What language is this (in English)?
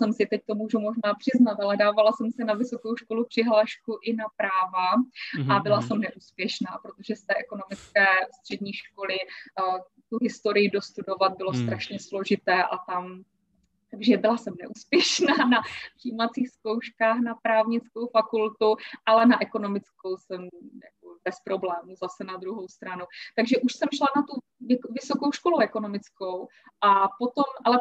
Czech